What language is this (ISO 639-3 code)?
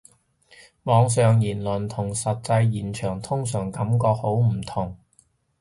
yue